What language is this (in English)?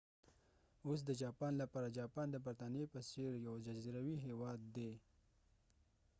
Pashto